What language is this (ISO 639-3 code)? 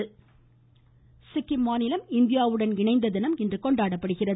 tam